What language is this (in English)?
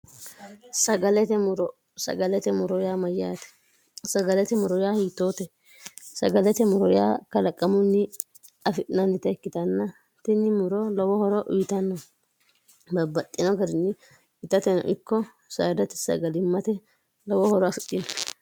Sidamo